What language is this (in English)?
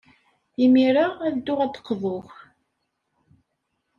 Kabyle